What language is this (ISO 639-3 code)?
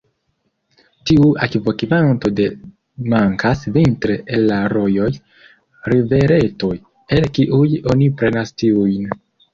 epo